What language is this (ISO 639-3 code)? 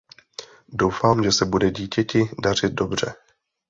ces